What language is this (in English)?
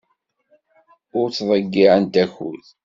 Kabyle